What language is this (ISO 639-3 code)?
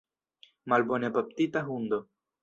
epo